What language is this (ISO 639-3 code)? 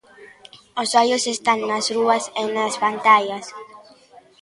glg